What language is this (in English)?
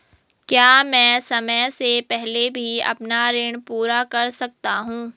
Hindi